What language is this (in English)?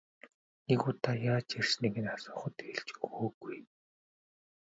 Mongolian